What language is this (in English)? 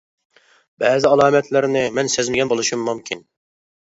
Uyghur